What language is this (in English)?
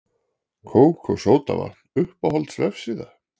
Icelandic